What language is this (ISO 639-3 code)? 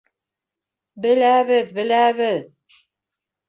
bak